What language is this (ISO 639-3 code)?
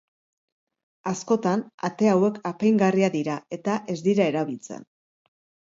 eus